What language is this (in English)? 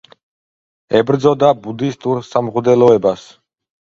Georgian